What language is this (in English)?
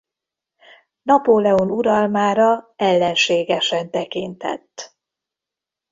Hungarian